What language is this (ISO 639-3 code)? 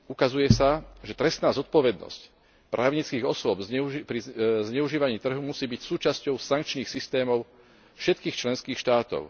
slk